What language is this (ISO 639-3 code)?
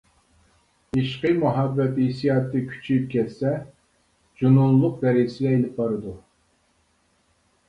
uig